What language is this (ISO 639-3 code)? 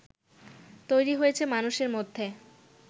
ben